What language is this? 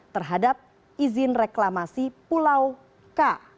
Indonesian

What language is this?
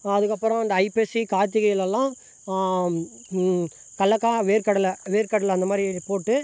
Tamil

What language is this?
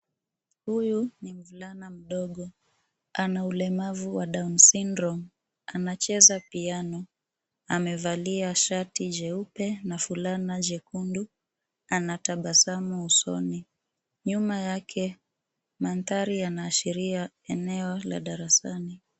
Swahili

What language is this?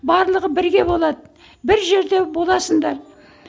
Kazakh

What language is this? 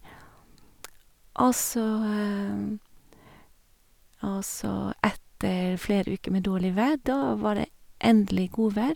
Norwegian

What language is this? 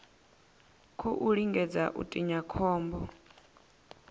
Venda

